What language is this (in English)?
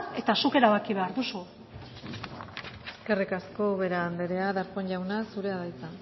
Basque